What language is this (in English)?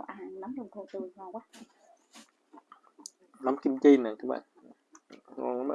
Vietnamese